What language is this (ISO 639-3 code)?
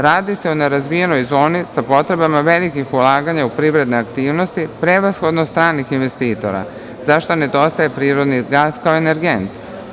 srp